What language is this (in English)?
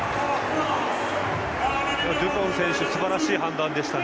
Japanese